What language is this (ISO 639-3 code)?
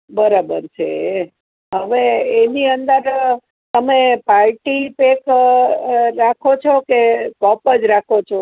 guj